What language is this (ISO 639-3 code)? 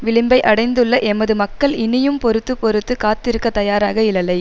tam